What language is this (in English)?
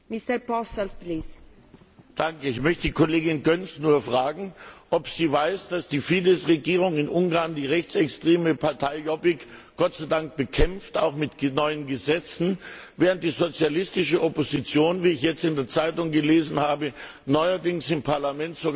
German